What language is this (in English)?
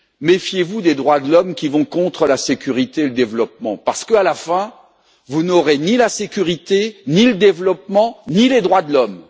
French